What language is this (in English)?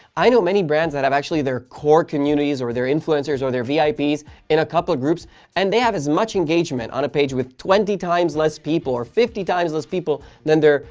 English